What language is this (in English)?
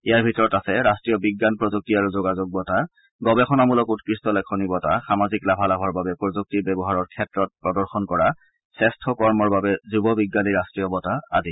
Assamese